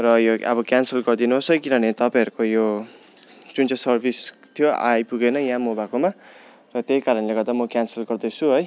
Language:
Nepali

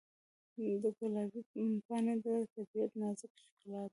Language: Pashto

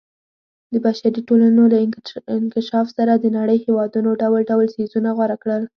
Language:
Pashto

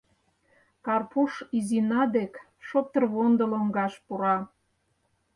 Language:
Mari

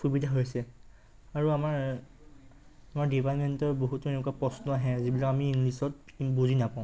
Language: Assamese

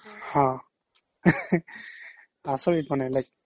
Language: Assamese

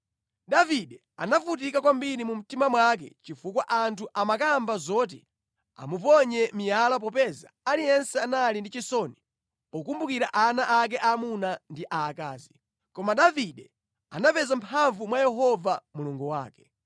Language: Nyanja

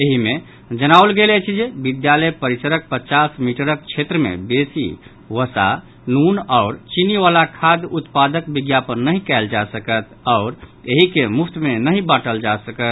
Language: Maithili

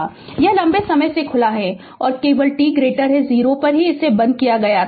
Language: Hindi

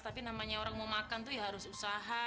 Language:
Indonesian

